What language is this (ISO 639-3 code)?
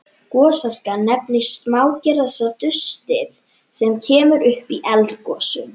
isl